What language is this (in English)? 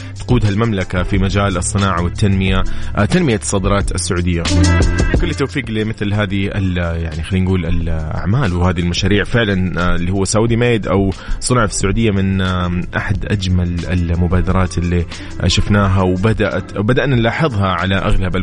Arabic